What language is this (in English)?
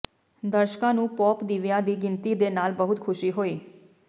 Punjabi